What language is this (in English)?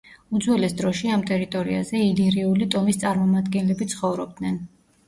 Georgian